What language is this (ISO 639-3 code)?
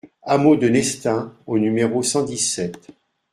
fra